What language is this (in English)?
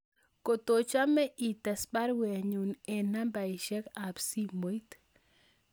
Kalenjin